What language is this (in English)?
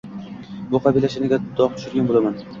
Uzbek